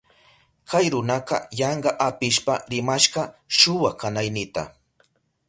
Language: Southern Pastaza Quechua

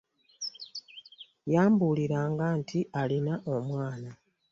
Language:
Ganda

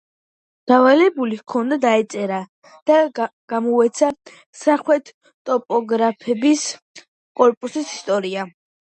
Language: Georgian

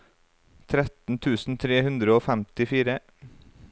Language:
Norwegian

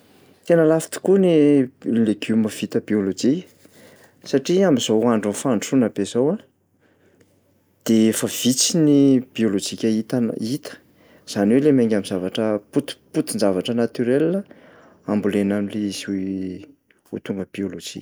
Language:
Malagasy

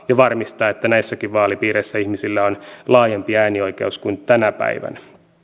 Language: Finnish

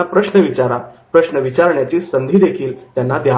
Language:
Marathi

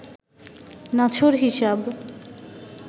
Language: Bangla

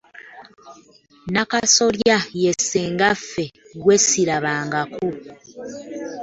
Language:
Ganda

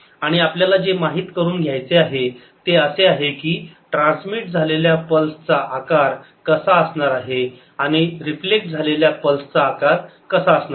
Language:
Marathi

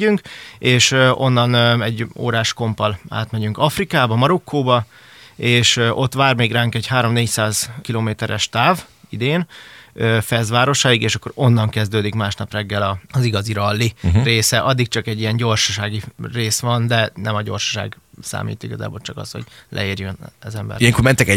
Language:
Hungarian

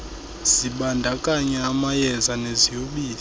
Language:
Xhosa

